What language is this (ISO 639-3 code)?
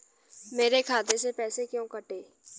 hin